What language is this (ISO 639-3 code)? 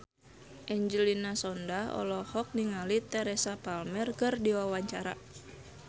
sun